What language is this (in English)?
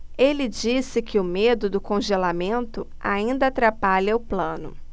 Portuguese